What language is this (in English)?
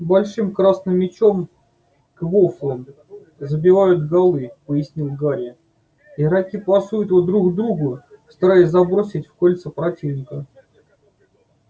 Russian